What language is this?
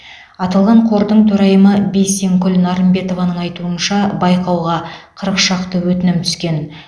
Kazakh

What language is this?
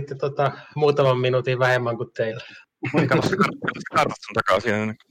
Finnish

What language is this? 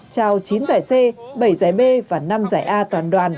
Vietnamese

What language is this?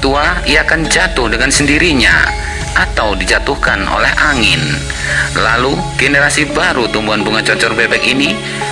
Indonesian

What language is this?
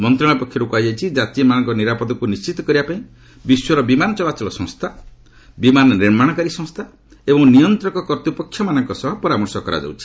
Odia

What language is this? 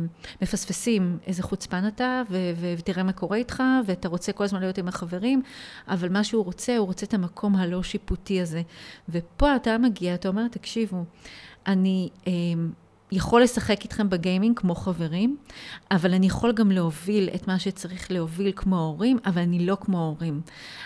Hebrew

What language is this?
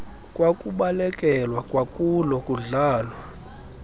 Xhosa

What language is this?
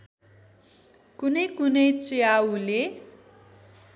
Nepali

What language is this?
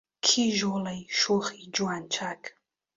Central Kurdish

